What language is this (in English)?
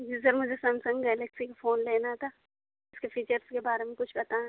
Urdu